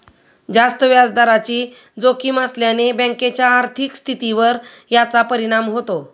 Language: Marathi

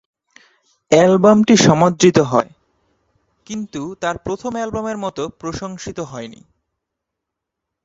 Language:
Bangla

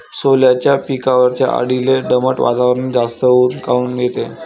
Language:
Marathi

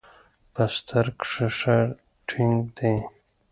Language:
Pashto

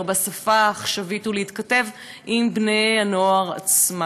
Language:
Hebrew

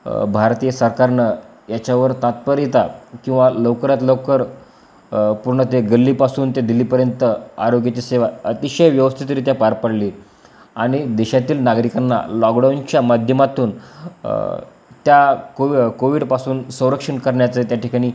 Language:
Marathi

